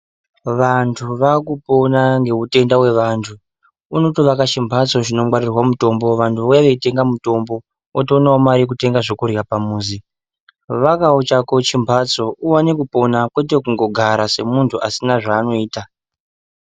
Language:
Ndau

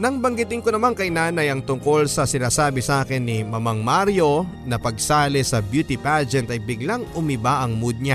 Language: Filipino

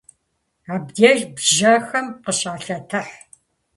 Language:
Kabardian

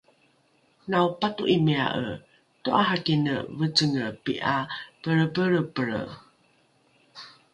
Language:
Rukai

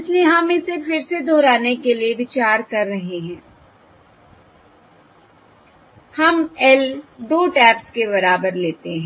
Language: Hindi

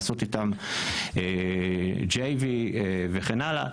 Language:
Hebrew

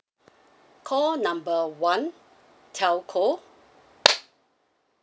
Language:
English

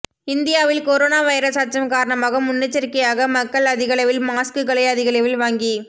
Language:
Tamil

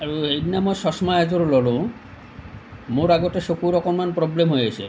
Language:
Assamese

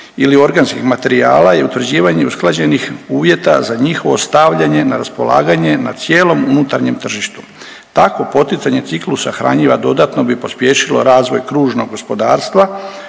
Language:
Croatian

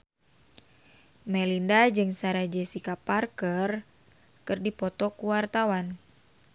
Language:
Sundanese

